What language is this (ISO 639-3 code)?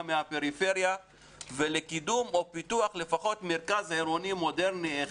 heb